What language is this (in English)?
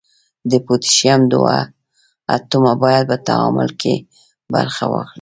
Pashto